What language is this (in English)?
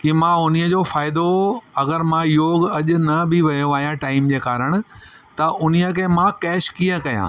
Sindhi